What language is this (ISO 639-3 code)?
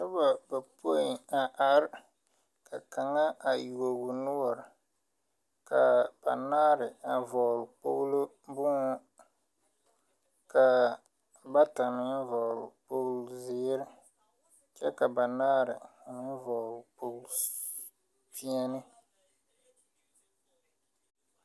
dga